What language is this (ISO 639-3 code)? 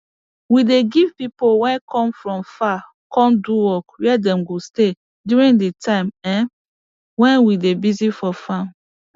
pcm